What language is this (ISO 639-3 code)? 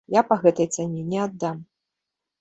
bel